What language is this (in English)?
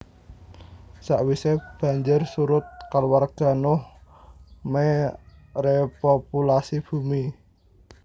Javanese